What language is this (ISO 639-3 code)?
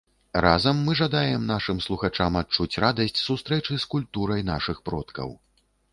bel